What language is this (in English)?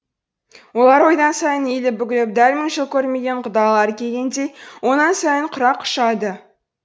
Kazakh